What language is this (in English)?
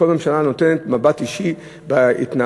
Hebrew